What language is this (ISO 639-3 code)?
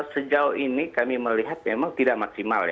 ind